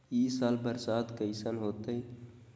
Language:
Magahi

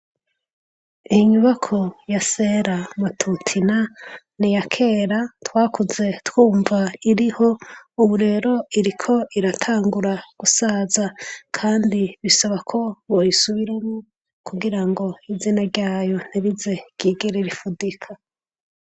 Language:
Rundi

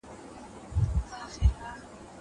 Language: Pashto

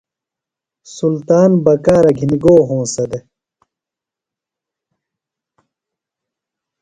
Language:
Phalura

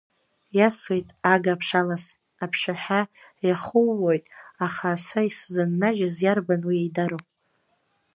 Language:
Abkhazian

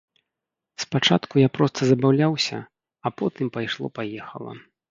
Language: Belarusian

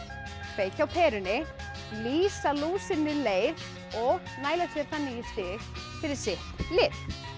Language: Icelandic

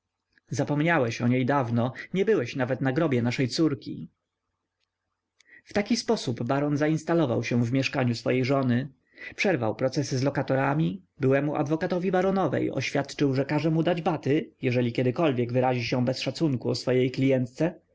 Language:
Polish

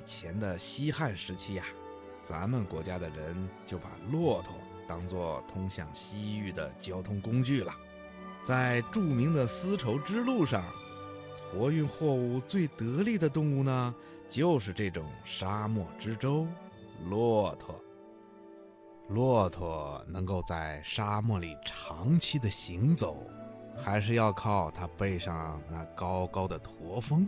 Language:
Chinese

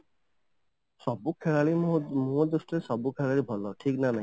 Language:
Odia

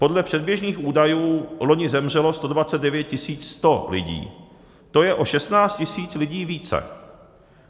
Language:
Czech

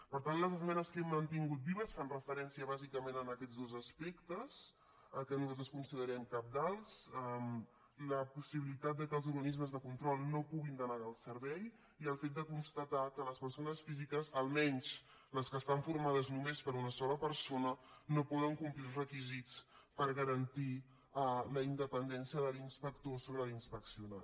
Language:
Catalan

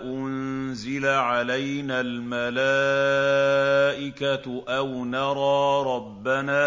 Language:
Arabic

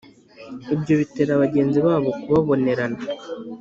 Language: Kinyarwanda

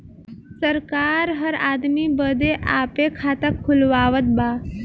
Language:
Bhojpuri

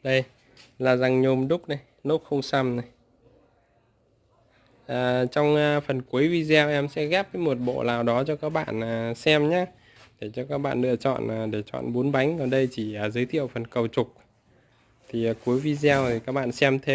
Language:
Vietnamese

